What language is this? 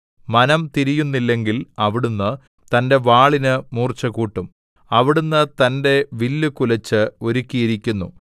Malayalam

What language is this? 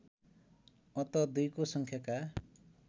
Nepali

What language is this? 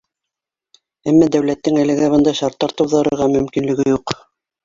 Bashkir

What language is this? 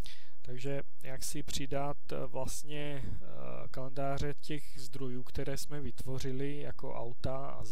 Czech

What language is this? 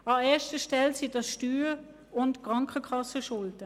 Swiss German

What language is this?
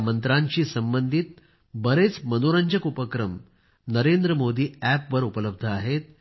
Marathi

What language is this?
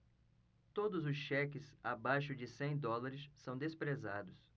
Portuguese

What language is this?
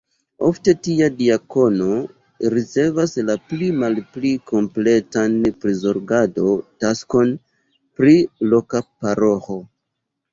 Esperanto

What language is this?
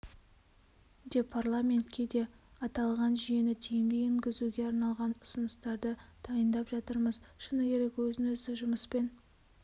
Kazakh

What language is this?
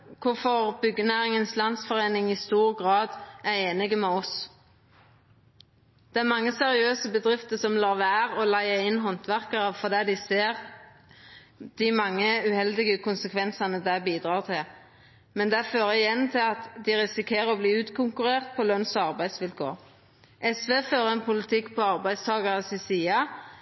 Norwegian Nynorsk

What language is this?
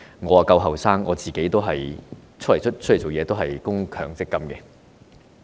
Cantonese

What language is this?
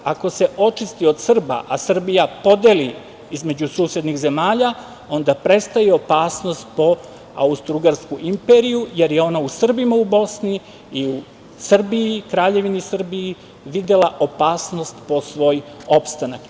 Serbian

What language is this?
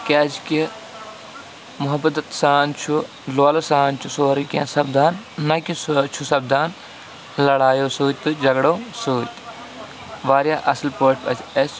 Kashmiri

